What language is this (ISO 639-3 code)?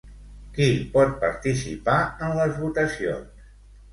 cat